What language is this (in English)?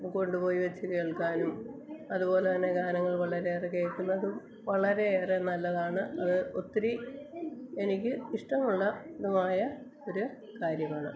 Malayalam